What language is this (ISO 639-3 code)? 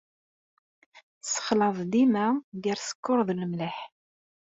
kab